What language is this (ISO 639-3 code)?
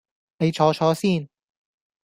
yue